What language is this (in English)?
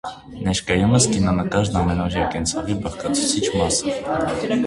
Armenian